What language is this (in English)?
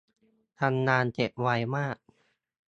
Thai